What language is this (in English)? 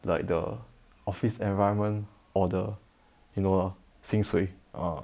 English